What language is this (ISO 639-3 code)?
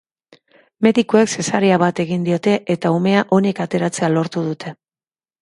eus